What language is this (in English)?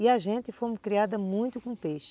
Portuguese